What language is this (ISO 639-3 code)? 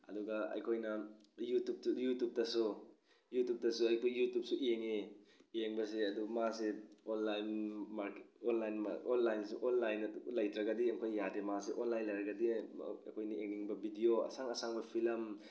mni